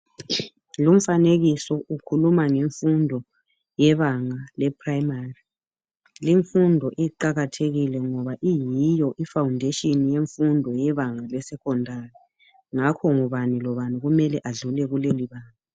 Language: North Ndebele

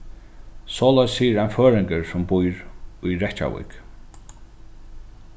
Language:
Faroese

